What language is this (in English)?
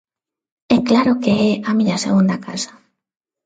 Galician